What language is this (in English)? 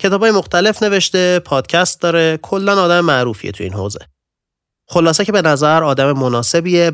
Persian